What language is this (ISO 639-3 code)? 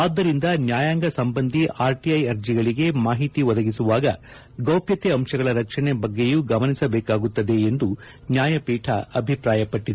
kan